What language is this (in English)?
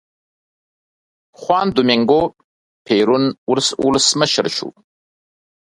Pashto